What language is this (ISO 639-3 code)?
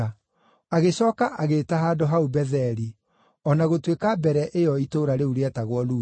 kik